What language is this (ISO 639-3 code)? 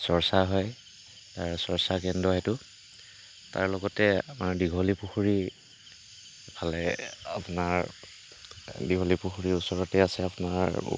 asm